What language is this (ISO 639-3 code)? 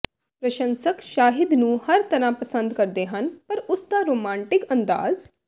pan